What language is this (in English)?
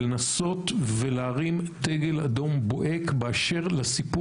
Hebrew